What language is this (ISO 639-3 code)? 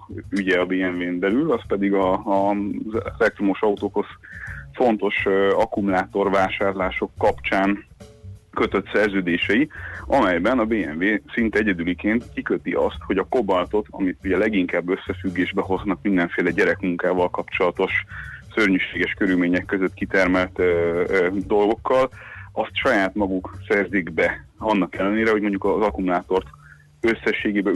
hun